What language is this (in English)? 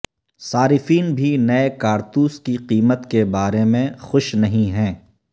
Urdu